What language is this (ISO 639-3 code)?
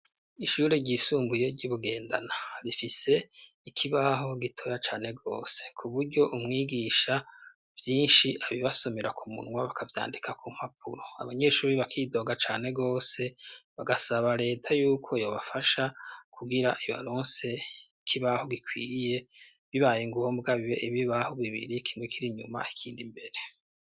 run